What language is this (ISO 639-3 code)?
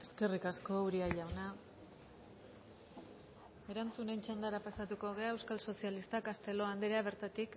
eus